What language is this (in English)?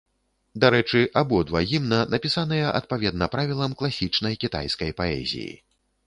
Belarusian